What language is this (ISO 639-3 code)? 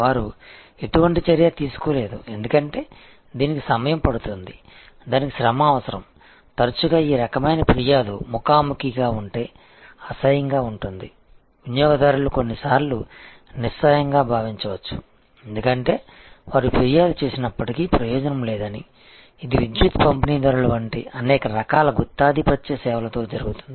tel